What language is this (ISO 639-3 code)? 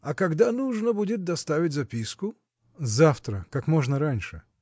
rus